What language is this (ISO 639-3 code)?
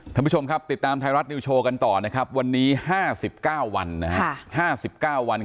tha